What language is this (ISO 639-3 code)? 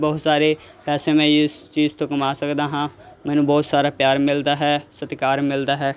pan